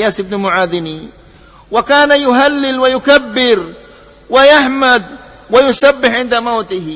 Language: Malay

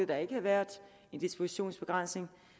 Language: Danish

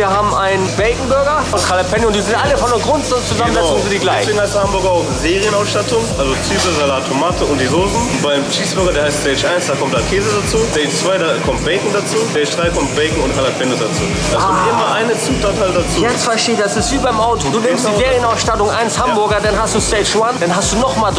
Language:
German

